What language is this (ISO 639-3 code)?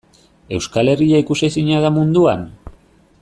eus